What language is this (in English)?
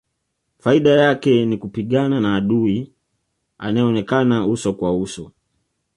Swahili